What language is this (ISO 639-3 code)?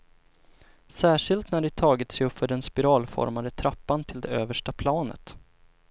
swe